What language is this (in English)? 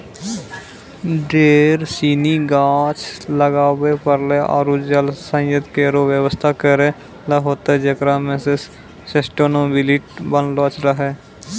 Maithili